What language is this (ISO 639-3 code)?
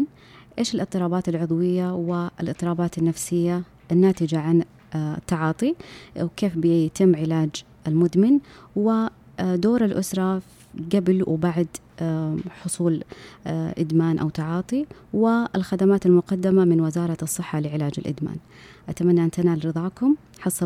ara